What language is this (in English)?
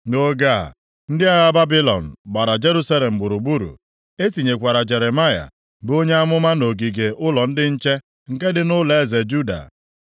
Igbo